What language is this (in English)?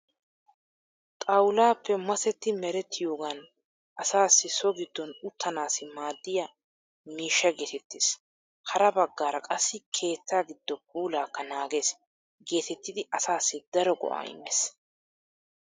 Wolaytta